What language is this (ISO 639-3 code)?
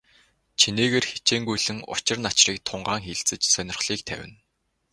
mon